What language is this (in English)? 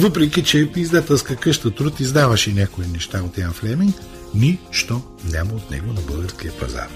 Bulgarian